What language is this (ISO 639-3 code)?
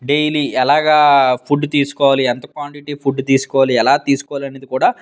tel